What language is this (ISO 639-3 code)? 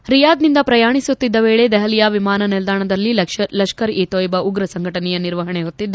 kan